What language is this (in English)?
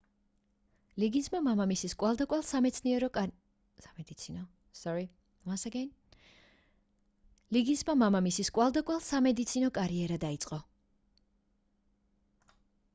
Georgian